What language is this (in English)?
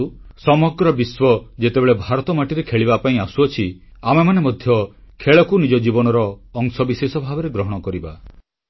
Odia